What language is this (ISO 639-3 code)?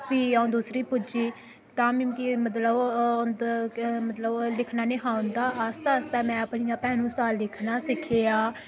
doi